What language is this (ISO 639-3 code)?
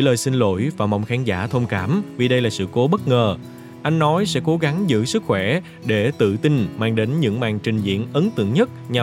vie